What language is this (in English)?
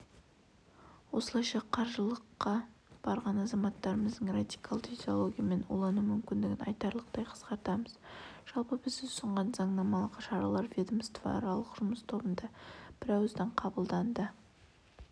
Kazakh